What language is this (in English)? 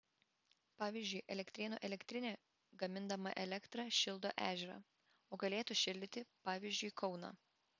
Lithuanian